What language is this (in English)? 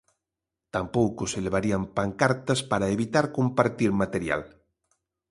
Galician